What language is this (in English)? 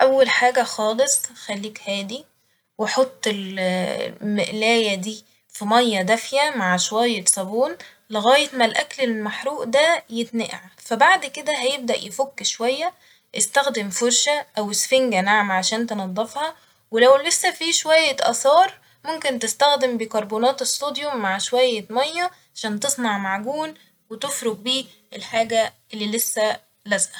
Egyptian Arabic